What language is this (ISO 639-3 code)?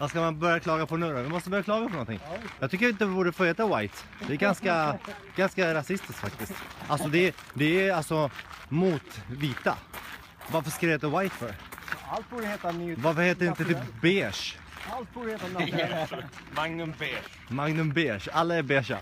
swe